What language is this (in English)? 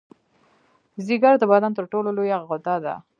Pashto